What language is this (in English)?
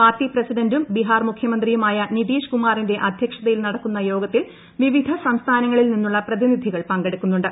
Malayalam